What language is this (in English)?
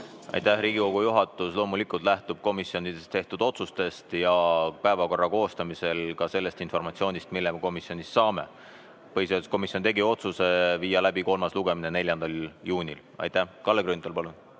Estonian